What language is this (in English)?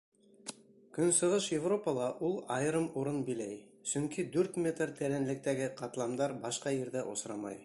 Bashkir